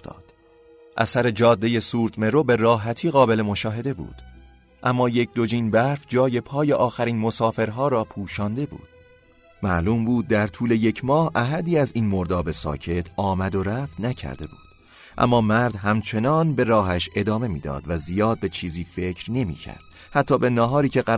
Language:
Persian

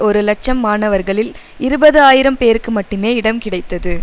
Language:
Tamil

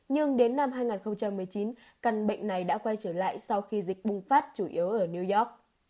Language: Vietnamese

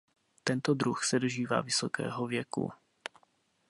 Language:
Czech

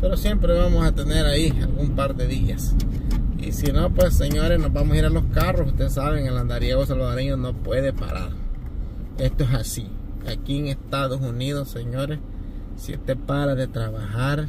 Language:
Spanish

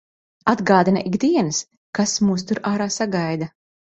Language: Latvian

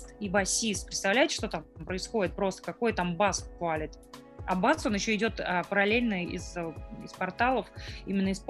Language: Russian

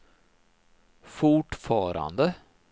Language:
Swedish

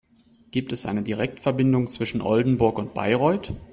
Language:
German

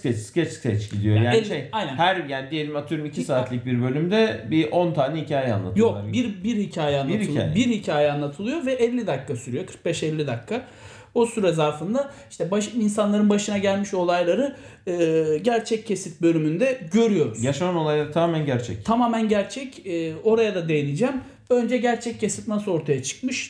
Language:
Turkish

